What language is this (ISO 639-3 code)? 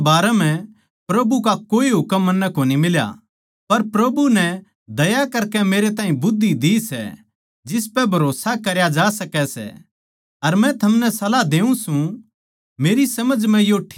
bgc